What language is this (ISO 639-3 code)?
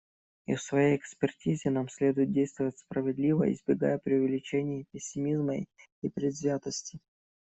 rus